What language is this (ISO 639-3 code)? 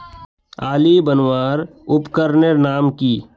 mag